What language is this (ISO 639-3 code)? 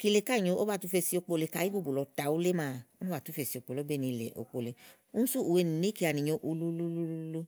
ahl